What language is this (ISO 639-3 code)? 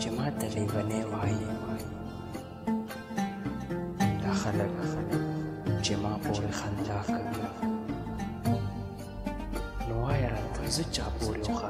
ara